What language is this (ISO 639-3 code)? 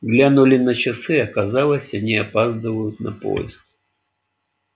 rus